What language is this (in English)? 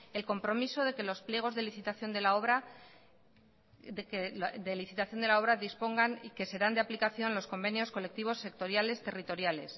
Spanish